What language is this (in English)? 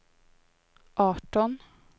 Swedish